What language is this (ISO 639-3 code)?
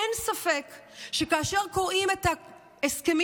heb